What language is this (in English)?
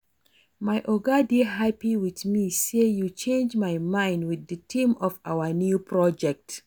Nigerian Pidgin